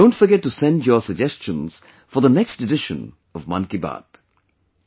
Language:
English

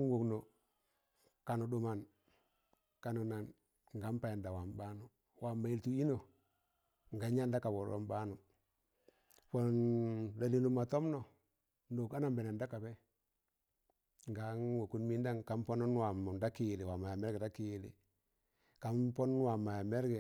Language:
Tangale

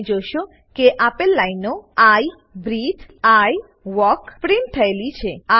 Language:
Gujarati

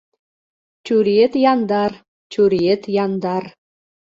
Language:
Mari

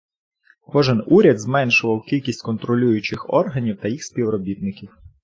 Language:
Ukrainian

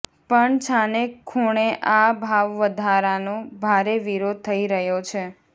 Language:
Gujarati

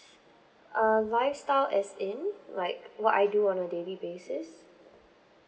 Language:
English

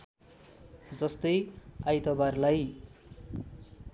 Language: Nepali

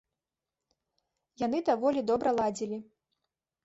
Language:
Belarusian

